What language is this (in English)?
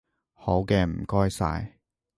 Cantonese